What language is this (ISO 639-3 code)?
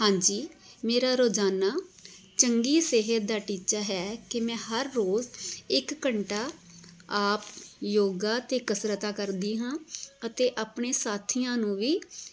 pan